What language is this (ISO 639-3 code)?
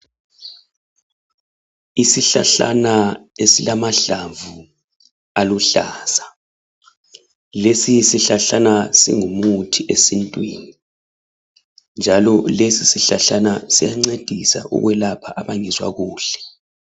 nde